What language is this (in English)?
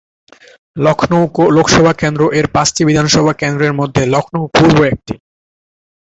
Bangla